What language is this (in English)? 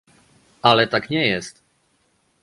Polish